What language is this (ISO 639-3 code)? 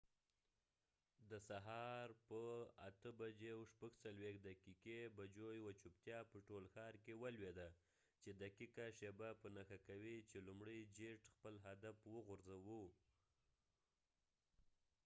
pus